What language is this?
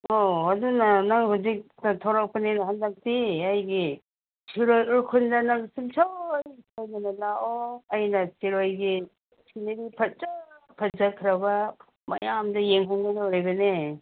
Manipuri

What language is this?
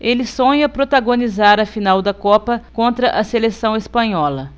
Portuguese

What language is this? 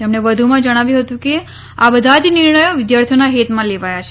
Gujarati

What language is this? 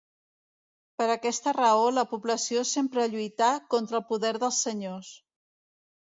Catalan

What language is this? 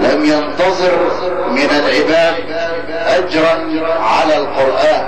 Arabic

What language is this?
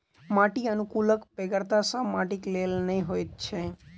Maithili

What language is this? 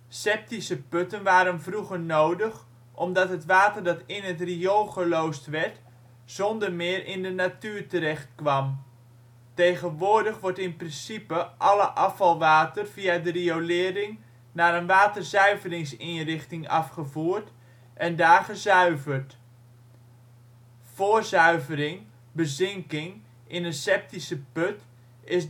Dutch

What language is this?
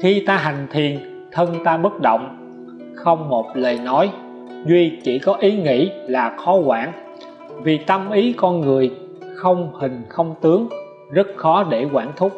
Vietnamese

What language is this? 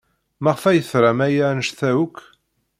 Kabyle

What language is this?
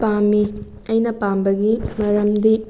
Manipuri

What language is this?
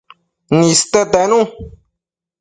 Matsés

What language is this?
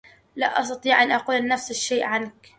Arabic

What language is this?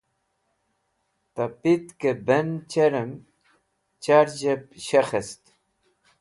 Wakhi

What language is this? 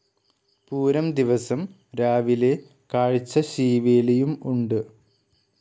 Malayalam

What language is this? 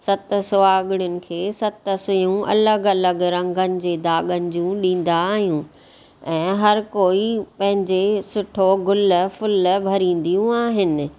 Sindhi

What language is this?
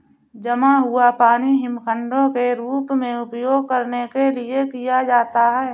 Hindi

